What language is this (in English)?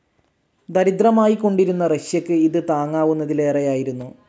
Malayalam